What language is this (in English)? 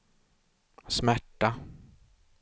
Swedish